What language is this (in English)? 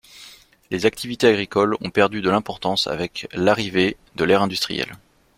French